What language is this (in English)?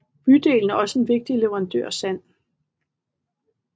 Danish